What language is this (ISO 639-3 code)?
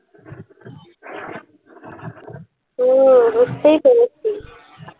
ben